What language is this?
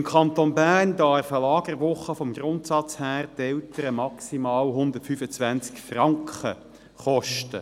Swiss German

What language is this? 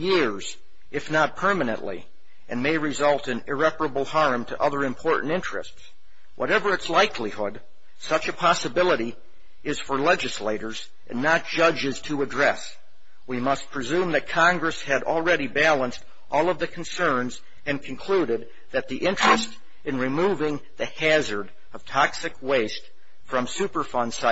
English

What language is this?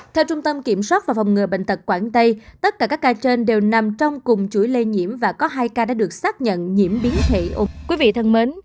Vietnamese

